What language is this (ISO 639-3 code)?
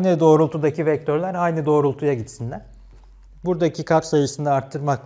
tur